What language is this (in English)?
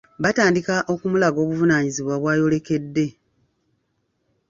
Ganda